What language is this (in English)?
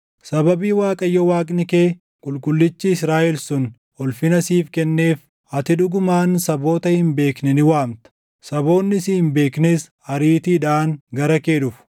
Oromo